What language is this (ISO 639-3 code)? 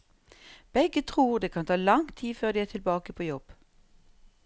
nor